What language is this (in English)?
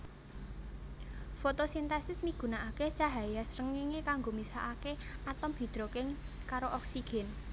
Javanese